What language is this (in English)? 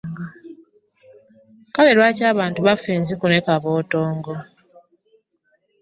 Ganda